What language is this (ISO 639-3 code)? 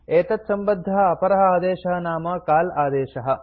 san